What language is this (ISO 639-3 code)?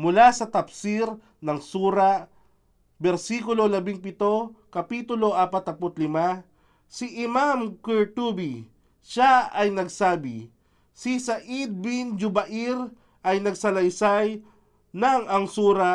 fil